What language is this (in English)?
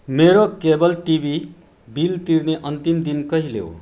Nepali